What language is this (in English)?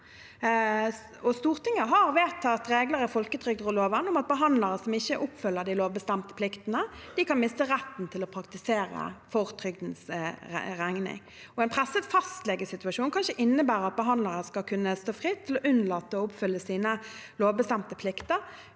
Norwegian